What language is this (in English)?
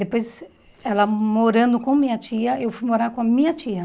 Portuguese